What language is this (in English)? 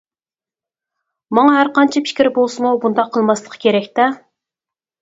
Uyghur